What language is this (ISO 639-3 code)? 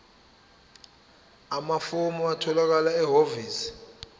zul